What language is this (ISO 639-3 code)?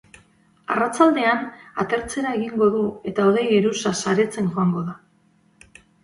eus